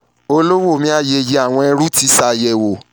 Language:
Yoruba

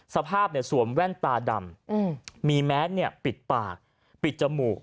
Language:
Thai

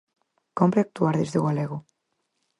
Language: Galician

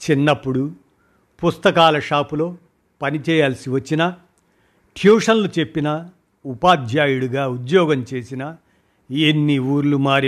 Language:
Hindi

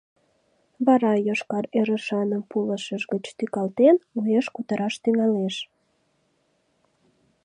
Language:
Mari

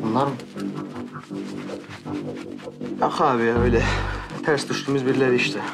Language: Turkish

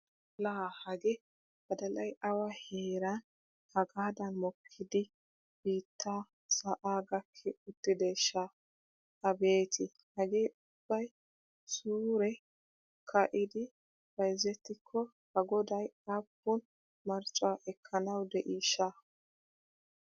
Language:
Wolaytta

